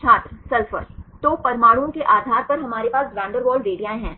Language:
Hindi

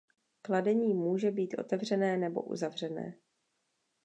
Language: Czech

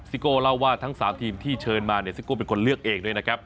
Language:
Thai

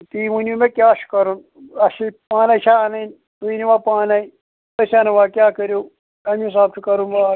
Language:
Kashmiri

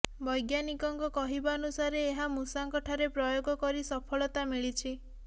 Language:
Odia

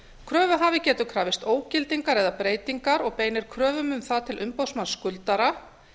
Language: Icelandic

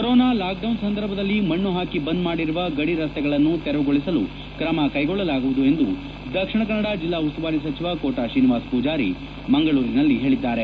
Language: Kannada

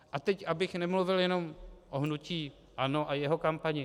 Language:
Czech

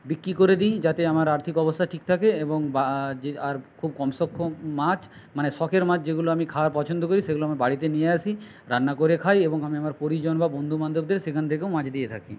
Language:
Bangla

